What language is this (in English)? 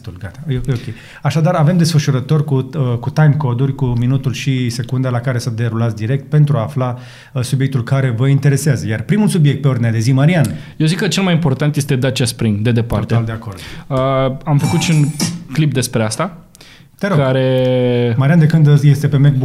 Romanian